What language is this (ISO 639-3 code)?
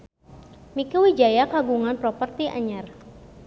sun